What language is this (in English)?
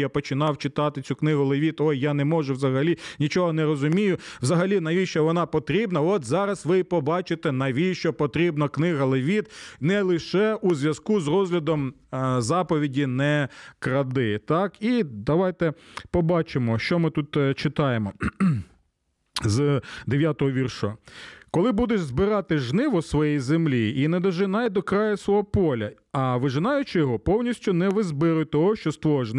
Ukrainian